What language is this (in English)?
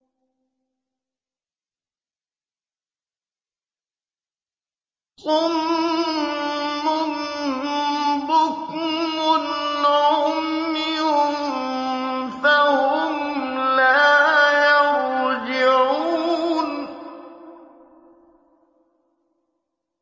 Arabic